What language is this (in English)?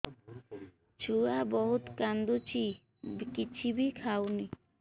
Odia